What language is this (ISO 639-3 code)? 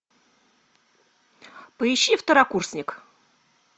rus